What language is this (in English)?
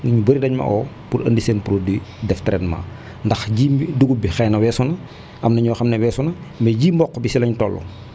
Wolof